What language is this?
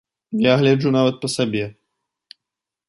Belarusian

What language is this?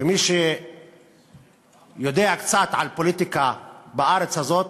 Hebrew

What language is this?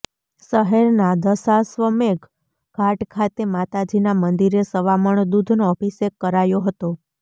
Gujarati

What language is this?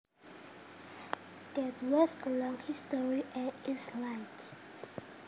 Javanese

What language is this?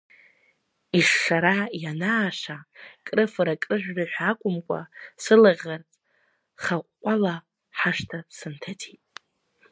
Abkhazian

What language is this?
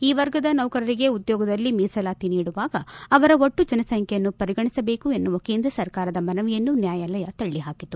Kannada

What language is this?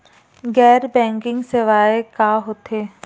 Chhattisgarhi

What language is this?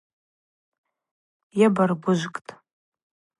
Abaza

